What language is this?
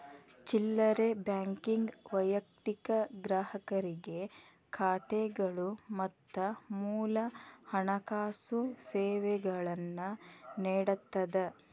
Kannada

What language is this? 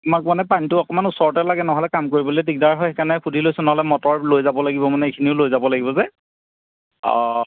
Assamese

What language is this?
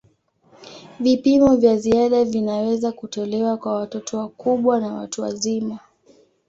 Swahili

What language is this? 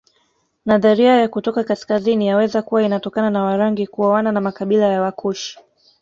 Swahili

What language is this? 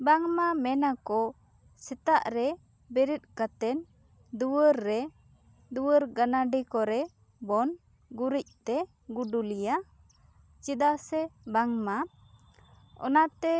Santali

